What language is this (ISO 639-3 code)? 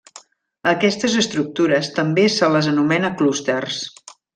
cat